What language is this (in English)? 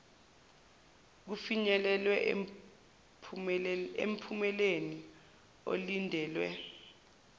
Zulu